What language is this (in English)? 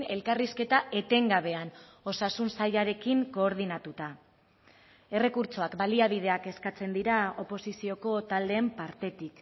Basque